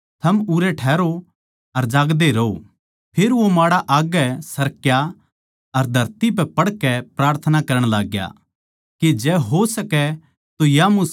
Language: Haryanvi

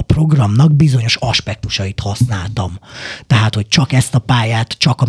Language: Hungarian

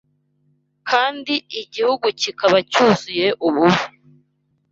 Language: Kinyarwanda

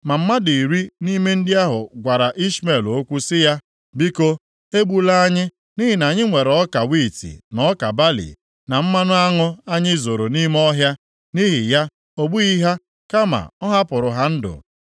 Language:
Igbo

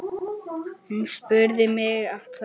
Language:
Icelandic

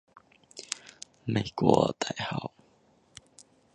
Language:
Chinese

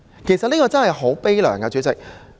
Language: Cantonese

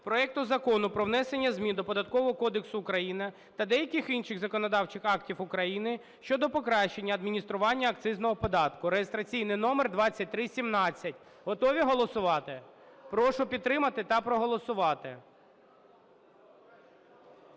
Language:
Ukrainian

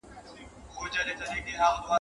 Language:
Pashto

